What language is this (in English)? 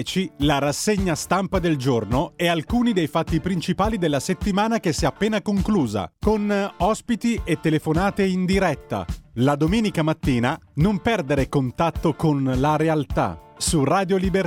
Italian